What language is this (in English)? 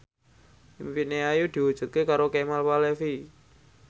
Javanese